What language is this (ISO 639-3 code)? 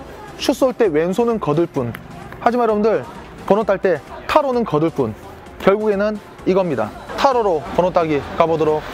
kor